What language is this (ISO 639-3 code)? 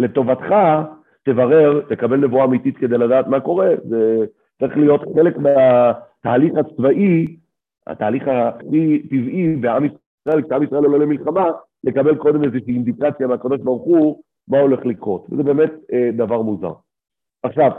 heb